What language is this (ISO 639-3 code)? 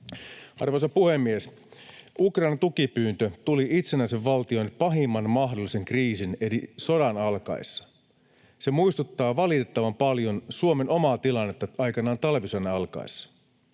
fin